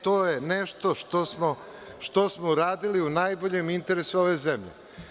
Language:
Serbian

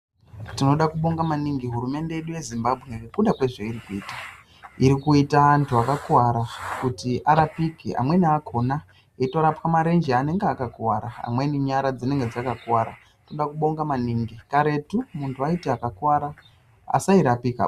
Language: Ndau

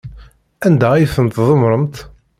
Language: Kabyle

